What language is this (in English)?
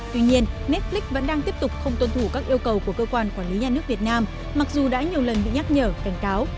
Vietnamese